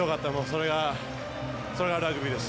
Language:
Japanese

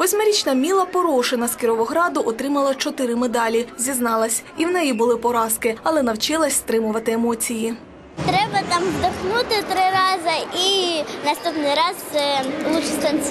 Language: Russian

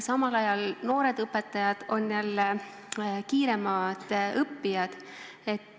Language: Estonian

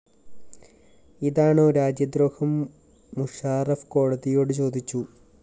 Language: Malayalam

